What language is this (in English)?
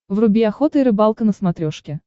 Russian